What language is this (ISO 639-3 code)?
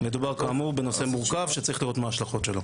heb